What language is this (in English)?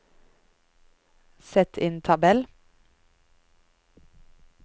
Norwegian